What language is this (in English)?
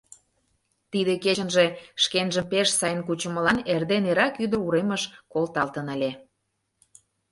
Mari